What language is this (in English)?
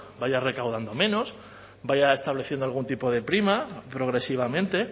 Spanish